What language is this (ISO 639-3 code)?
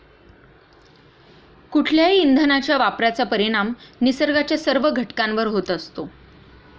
mar